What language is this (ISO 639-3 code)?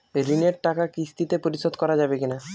ben